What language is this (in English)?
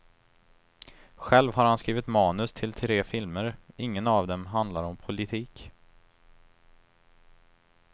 Swedish